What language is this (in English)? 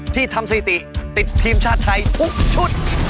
Thai